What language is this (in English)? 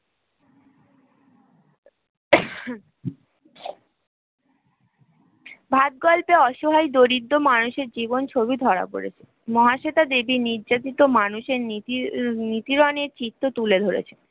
Bangla